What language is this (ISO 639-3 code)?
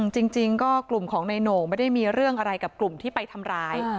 tha